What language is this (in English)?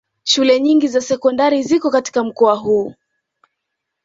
Swahili